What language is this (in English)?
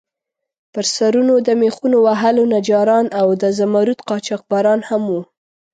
Pashto